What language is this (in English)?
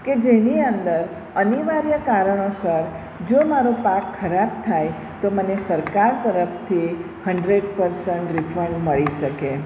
Gujarati